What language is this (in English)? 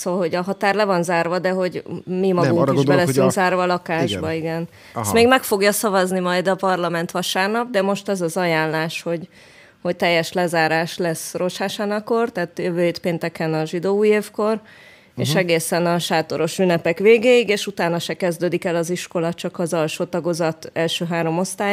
Hungarian